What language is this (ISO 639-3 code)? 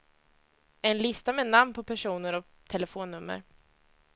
swe